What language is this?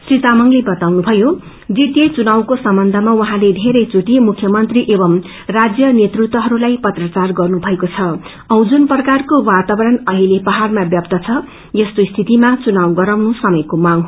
Nepali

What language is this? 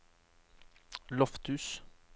Norwegian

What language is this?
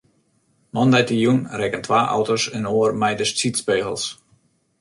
Western Frisian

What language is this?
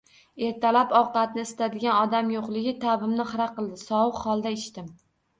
Uzbek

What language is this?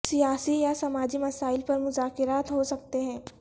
Urdu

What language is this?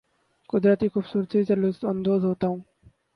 Urdu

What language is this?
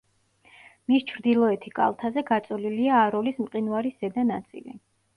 Georgian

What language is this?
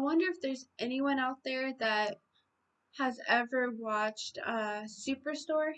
English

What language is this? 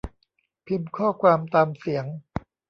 Thai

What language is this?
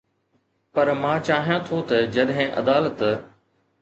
Sindhi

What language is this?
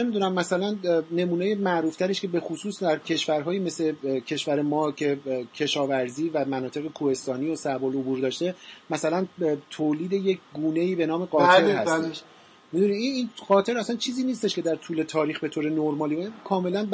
Persian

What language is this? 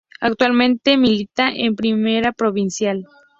Spanish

